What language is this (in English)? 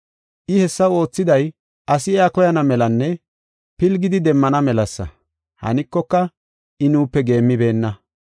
Gofa